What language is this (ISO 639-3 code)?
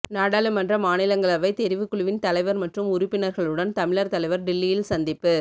tam